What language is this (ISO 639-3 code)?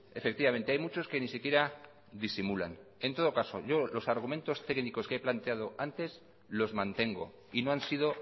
spa